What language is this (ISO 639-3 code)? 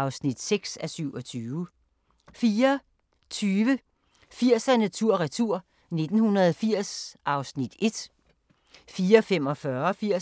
dan